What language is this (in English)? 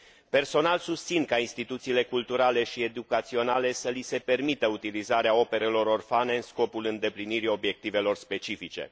Romanian